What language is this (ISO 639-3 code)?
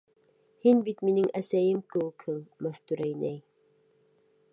bak